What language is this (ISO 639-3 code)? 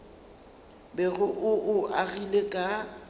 nso